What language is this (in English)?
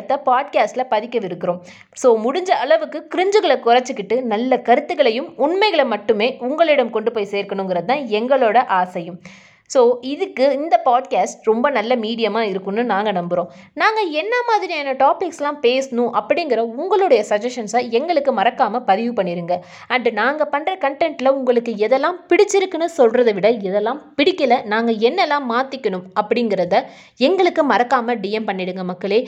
Tamil